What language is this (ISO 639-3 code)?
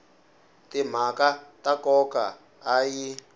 tso